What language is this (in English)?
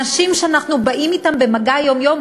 Hebrew